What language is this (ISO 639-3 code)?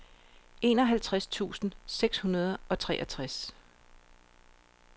dan